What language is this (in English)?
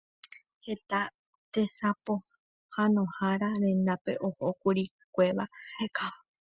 Guarani